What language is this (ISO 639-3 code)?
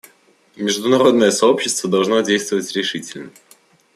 rus